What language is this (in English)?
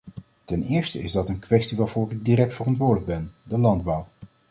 Dutch